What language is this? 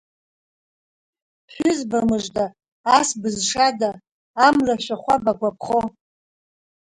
Abkhazian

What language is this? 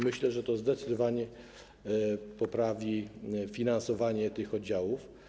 Polish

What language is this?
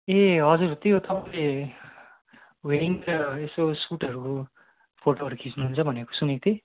Nepali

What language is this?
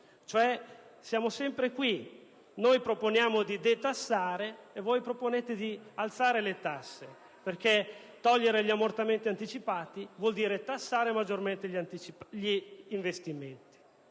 Italian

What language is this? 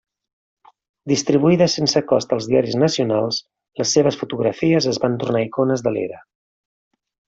Catalan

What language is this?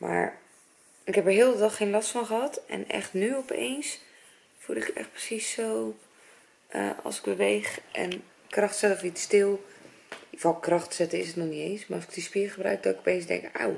Dutch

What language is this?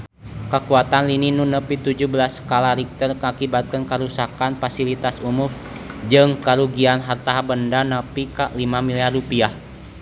Sundanese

